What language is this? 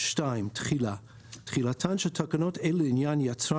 Hebrew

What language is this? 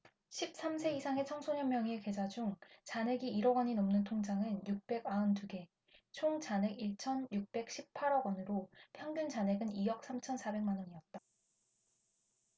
Korean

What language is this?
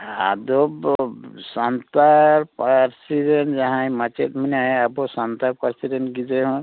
Santali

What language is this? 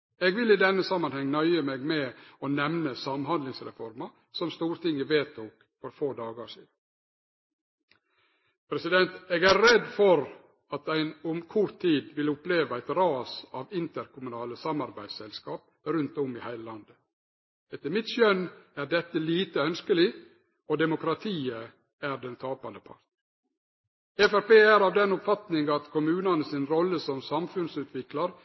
Norwegian Nynorsk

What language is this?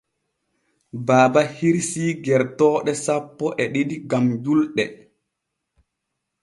Borgu Fulfulde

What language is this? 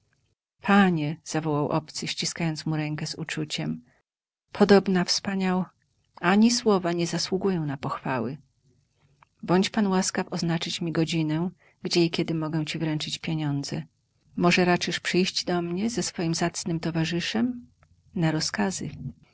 Polish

